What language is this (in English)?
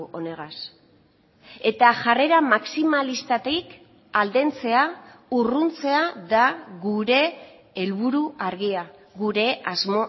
Basque